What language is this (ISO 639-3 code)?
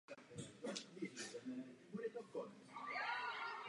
ces